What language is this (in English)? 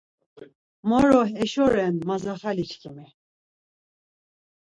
Laz